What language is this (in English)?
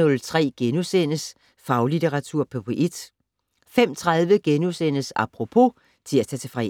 Danish